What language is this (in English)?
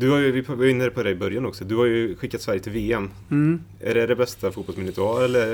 Swedish